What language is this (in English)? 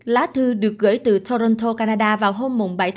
Vietnamese